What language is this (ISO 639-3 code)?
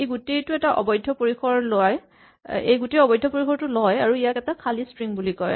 asm